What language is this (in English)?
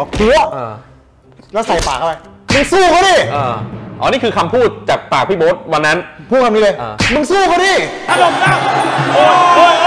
Thai